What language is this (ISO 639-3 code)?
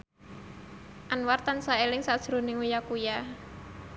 jav